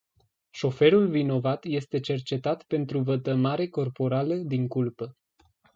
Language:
Romanian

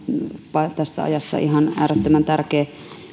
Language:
Finnish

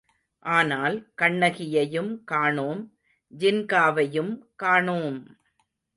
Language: Tamil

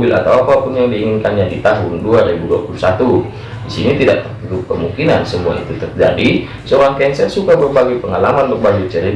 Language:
Indonesian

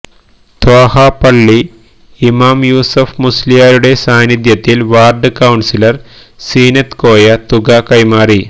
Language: Malayalam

